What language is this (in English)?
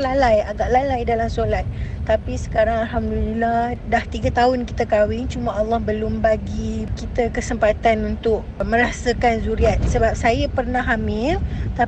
Malay